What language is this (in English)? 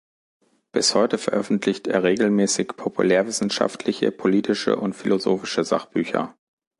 German